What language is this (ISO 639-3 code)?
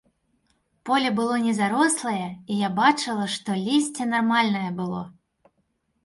bel